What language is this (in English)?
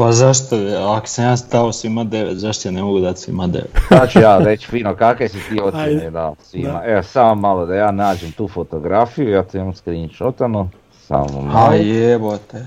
Croatian